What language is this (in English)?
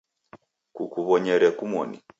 Taita